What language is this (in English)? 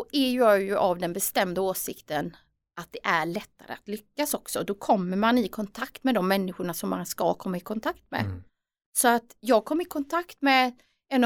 Swedish